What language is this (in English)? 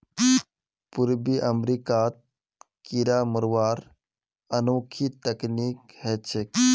Magahi